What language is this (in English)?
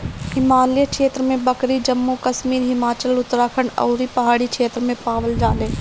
Bhojpuri